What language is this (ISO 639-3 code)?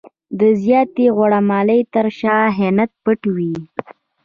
pus